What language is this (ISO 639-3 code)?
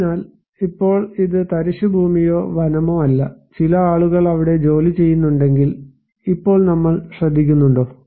mal